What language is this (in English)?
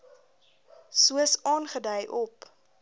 Afrikaans